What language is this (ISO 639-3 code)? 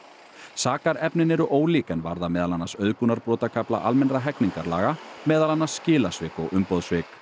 isl